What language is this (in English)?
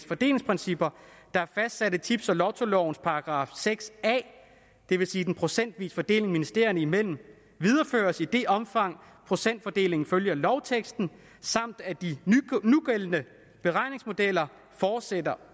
Danish